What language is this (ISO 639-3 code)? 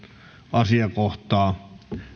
fin